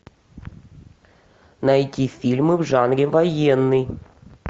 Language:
Russian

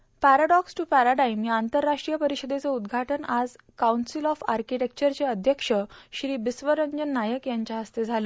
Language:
Marathi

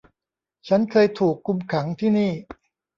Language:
Thai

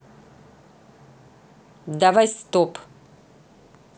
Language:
Russian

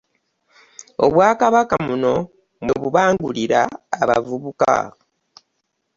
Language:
Ganda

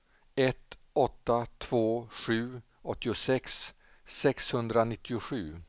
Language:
Swedish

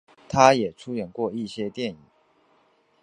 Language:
Chinese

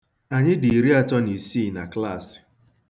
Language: Igbo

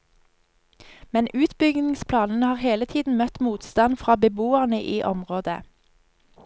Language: Norwegian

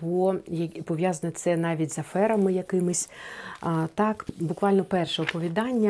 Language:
Ukrainian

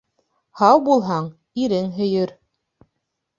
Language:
Bashkir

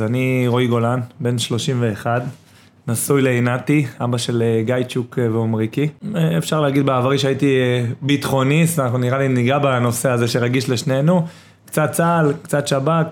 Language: Hebrew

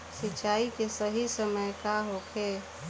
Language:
Bhojpuri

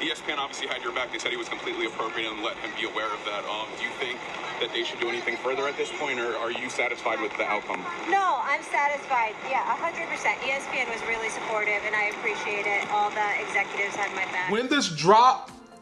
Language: English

